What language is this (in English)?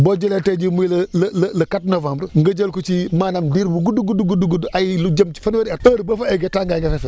Wolof